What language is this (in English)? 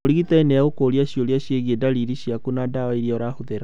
Kikuyu